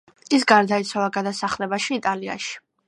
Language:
Georgian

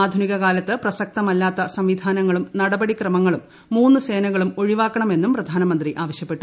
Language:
Malayalam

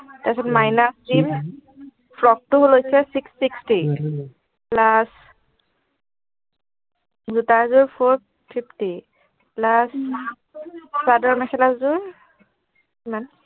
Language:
Assamese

